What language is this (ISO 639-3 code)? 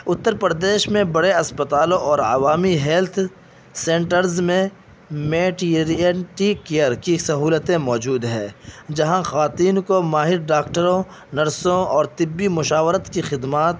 urd